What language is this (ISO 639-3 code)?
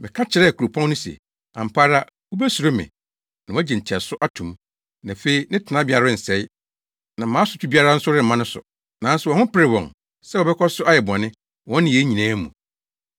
aka